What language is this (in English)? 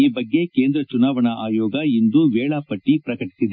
Kannada